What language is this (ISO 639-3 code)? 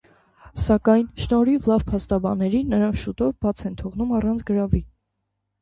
hye